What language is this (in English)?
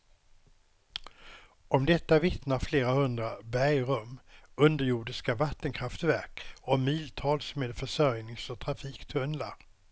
Swedish